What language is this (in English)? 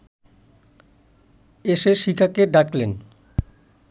Bangla